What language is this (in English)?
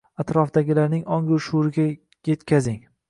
Uzbek